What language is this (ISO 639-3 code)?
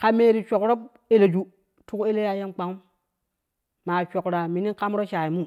kuh